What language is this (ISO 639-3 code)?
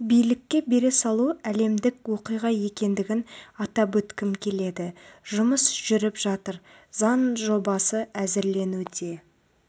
kaz